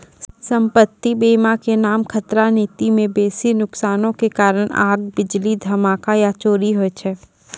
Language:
Maithili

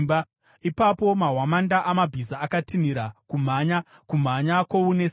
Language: Shona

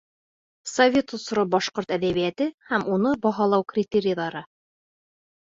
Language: Bashkir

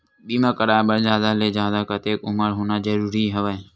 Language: Chhattisgarhi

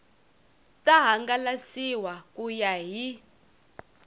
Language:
Tsonga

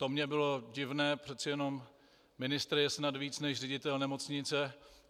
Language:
Czech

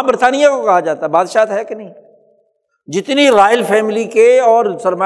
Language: Urdu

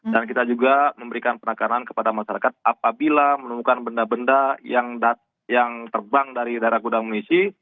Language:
Indonesian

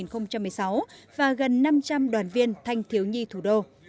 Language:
Vietnamese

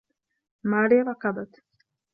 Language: Arabic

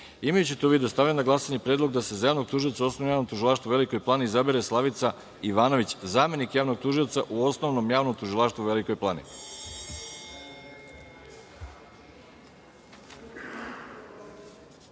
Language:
Serbian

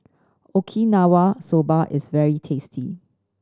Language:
English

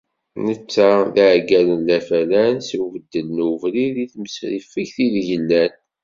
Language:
Kabyle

